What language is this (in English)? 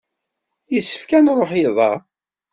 Kabyle